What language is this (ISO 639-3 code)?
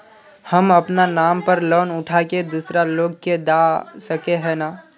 mag